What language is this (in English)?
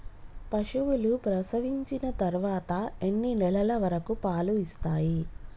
Telugu